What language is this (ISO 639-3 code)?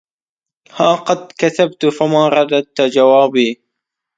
ara